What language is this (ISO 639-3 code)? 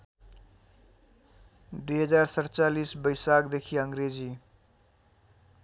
nep